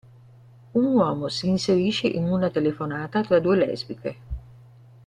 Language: Italian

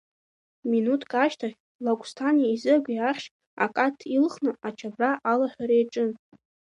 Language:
Abkhazian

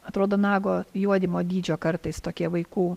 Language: Lithuanian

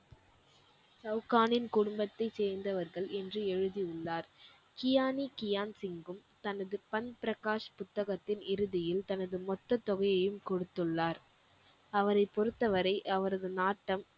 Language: Tamil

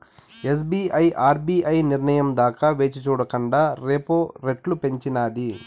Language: Telugu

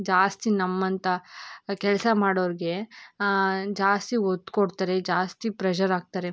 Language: Kannada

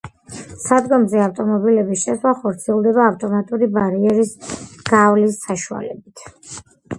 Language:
Georgian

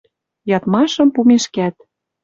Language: Western Mari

